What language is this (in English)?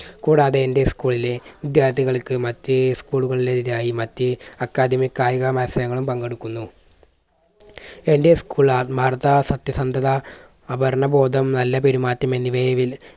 Malayalam